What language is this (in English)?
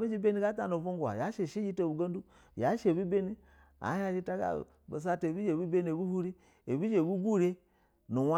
Basa (Nigeria)